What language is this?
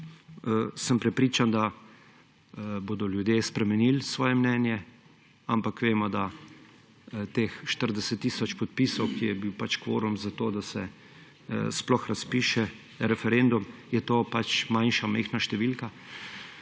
Slovenian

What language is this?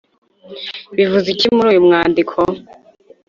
Kinyarwanda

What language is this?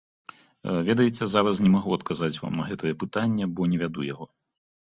Belarusian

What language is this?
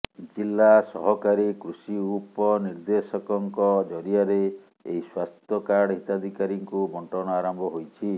Odia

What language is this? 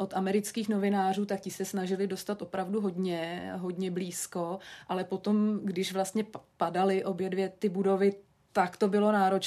Czech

